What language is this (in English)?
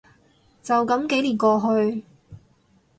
Cantonese